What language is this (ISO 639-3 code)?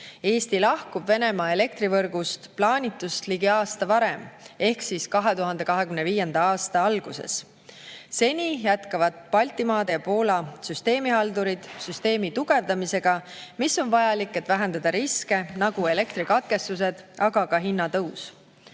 est